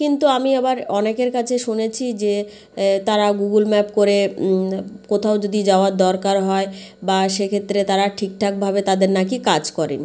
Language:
Bangla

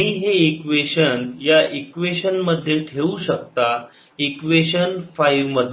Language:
Marathi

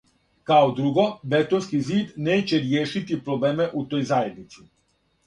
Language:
Serbian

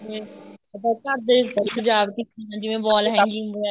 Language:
Punjabi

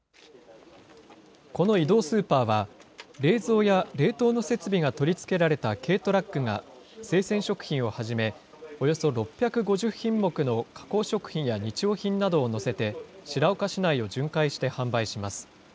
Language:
Japanese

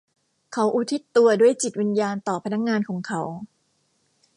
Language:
Thai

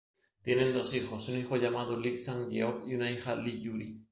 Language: Spanish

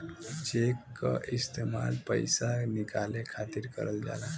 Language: Bhojpuri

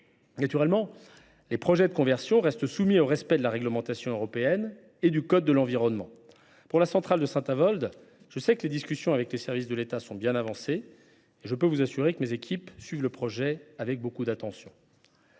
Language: French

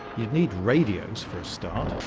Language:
English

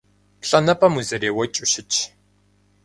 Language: Kabardian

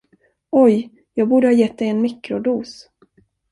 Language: Swedish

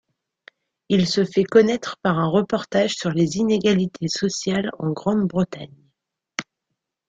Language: French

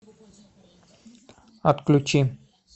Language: Russian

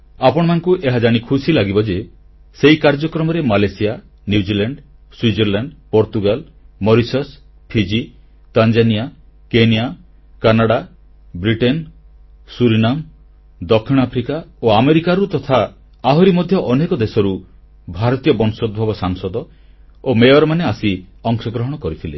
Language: Odia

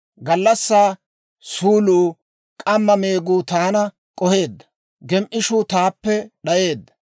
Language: Dawro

